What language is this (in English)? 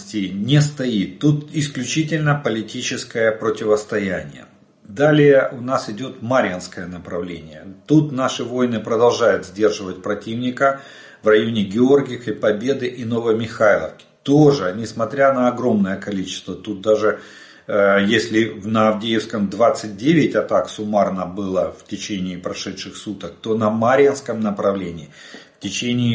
Russian